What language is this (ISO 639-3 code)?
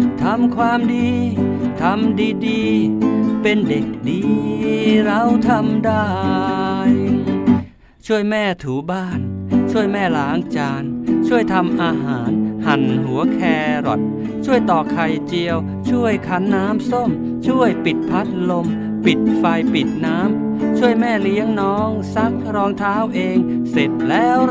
tha